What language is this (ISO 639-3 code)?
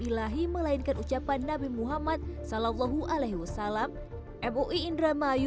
ind